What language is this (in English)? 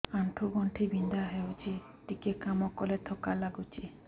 Odia